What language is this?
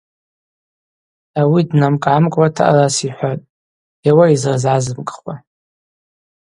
Abaza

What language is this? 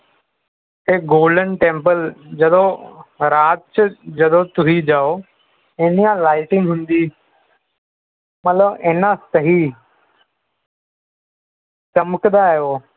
Punjabi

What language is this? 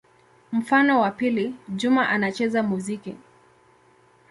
Swahili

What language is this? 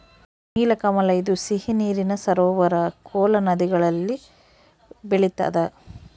Kannada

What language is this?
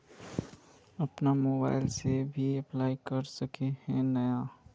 Magahi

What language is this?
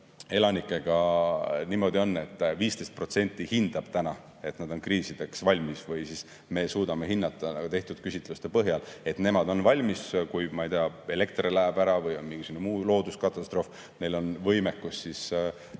Estonian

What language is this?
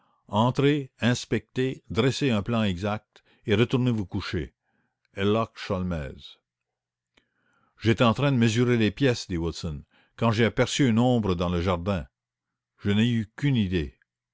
French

